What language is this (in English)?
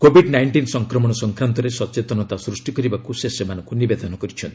Odia